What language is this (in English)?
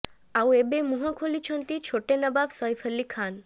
Odia